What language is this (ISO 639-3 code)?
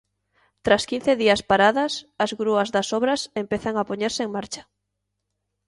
glg